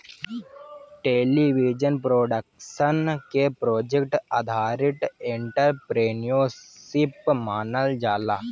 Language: Bhojpuri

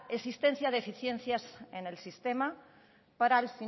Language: Spanish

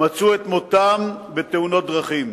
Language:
Hebrew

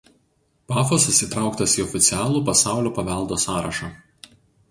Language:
Lithuanian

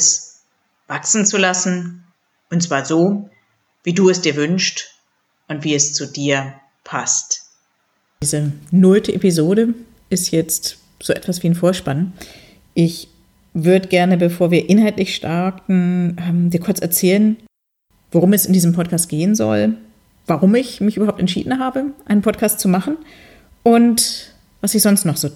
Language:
German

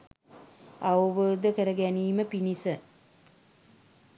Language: Sinhala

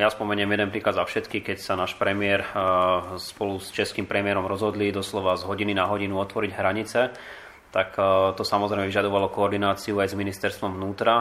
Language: Slovak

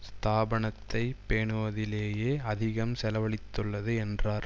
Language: Tamil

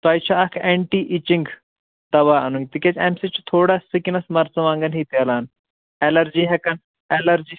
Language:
Kashmiri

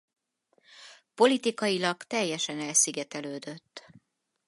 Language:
Hungarian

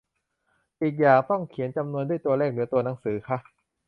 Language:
Thai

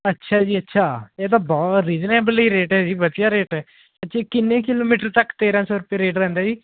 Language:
Punjabi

